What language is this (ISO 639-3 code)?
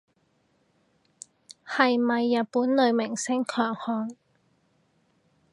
yue